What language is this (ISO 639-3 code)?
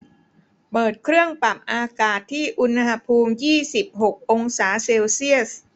tha